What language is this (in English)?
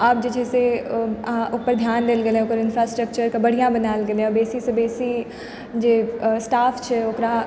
Maithili